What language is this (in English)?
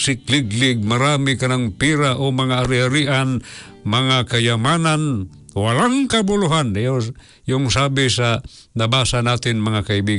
Filipino